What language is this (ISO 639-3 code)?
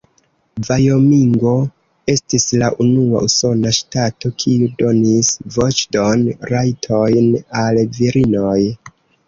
epo